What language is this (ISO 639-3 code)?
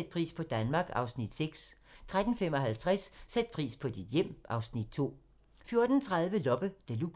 dan